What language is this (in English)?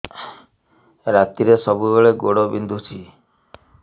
Odia